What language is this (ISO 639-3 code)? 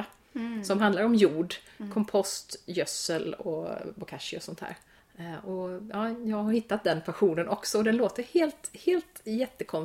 swe